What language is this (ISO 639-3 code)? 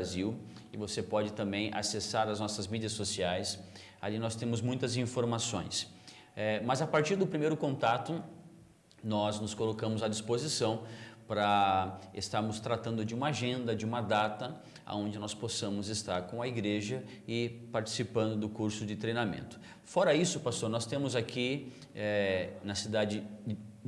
por